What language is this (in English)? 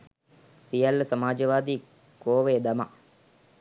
Sinhala